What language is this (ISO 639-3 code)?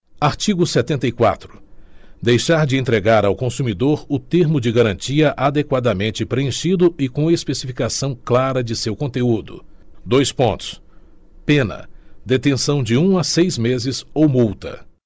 por